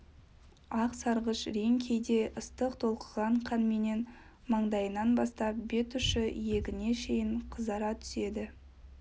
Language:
Kazakh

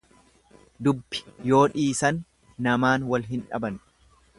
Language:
Oromo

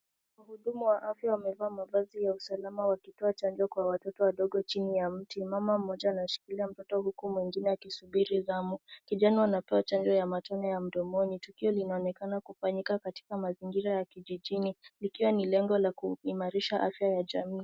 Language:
Swahili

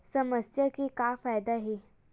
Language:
Chhattisgarhi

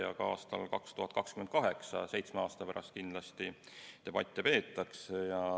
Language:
Estonian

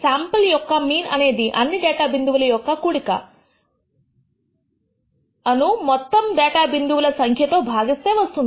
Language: Telugu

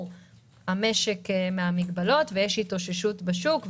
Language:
Hebrew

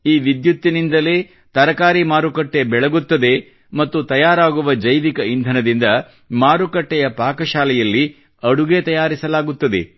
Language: Kannada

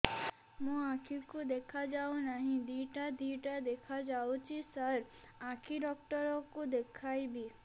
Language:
Odia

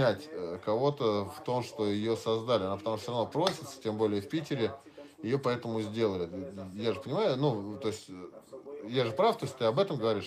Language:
Russian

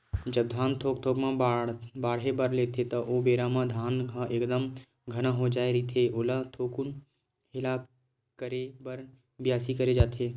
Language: Chhattisgarhi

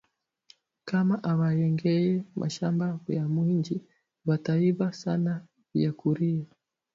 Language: Swahili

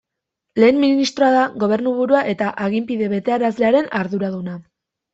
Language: Basque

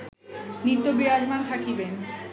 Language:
Bangla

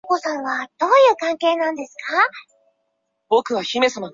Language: Chinese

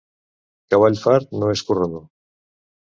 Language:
Catalan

